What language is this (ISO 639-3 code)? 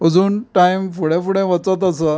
kok